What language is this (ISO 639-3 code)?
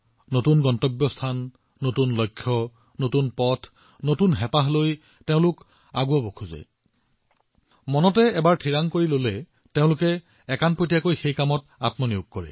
asm